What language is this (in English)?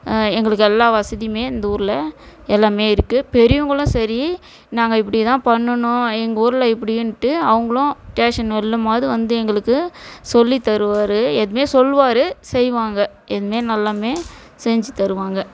Tamil